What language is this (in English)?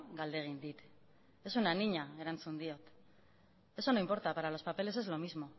Spanish